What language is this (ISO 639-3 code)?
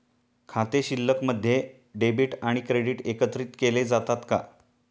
mar